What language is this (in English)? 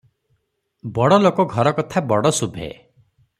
Odia